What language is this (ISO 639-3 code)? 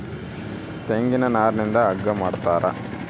kan